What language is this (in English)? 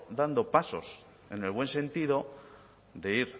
Spanish